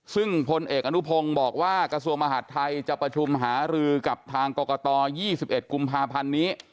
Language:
Thai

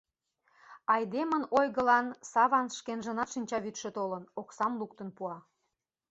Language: Mari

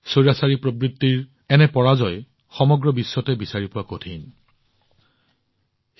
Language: Assamese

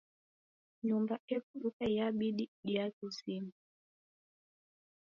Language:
Taita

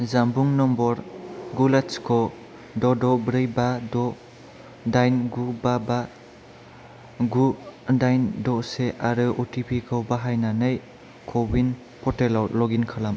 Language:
Bodo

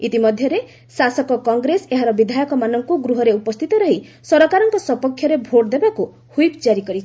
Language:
Odia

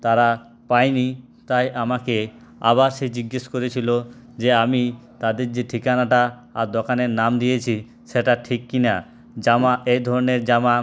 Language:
Bangla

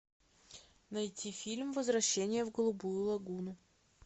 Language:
Russian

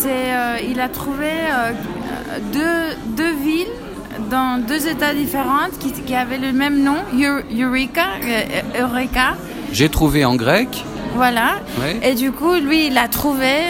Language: French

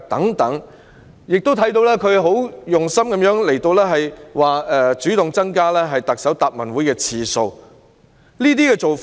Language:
Cantonese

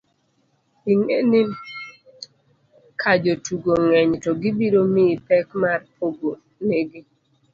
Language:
Luo (Kenya and Tanzania)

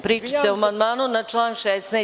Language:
Serbian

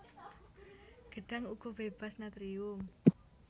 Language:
Javanese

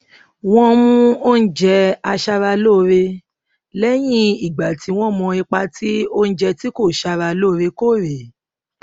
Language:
Yoruba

